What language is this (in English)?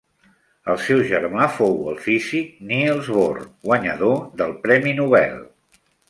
Catalan